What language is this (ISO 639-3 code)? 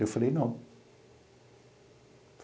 por